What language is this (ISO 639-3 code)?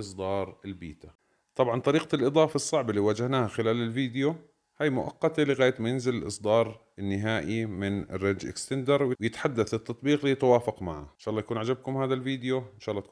ara